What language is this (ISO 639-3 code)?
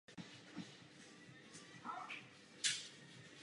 ces